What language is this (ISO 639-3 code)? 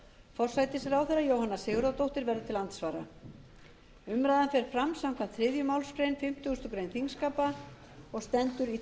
isl